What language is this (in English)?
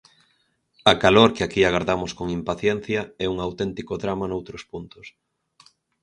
Galician